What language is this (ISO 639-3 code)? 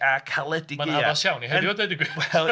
cym